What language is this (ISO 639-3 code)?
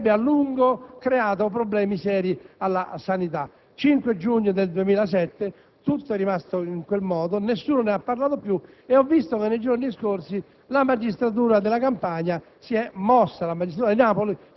ita